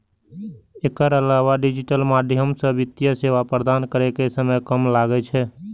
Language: Maithili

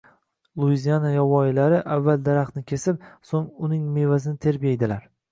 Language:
Uzbek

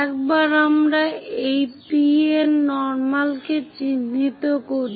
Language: Bangla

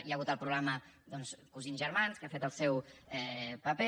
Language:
Catalan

